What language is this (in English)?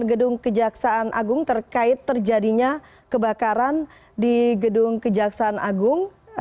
Indonesian